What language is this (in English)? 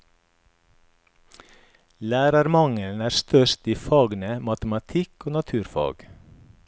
Norwegian